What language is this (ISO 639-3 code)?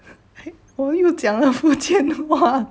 eng